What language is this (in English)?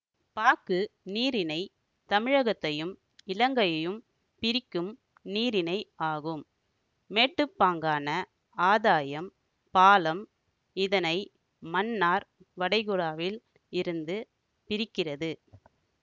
Tamil